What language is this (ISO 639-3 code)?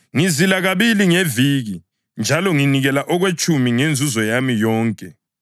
nde